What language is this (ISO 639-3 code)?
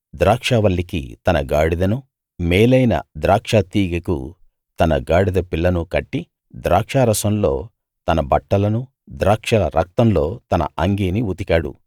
tel